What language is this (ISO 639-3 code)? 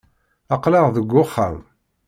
kab